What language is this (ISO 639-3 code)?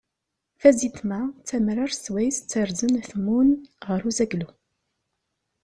kab